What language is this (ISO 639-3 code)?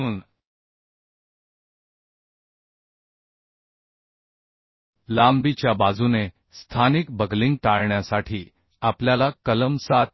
mar